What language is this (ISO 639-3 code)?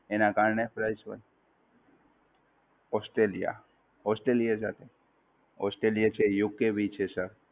guj